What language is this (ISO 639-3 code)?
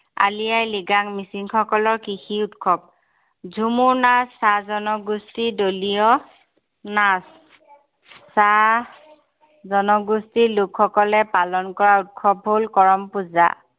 asm